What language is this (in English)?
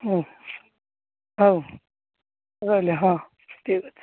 Odia